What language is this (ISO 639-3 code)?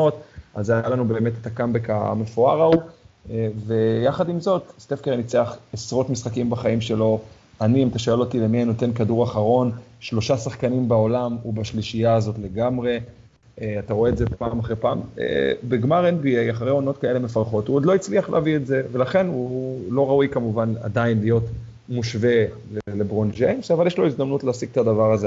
heb